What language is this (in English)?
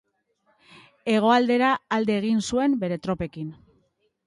Basque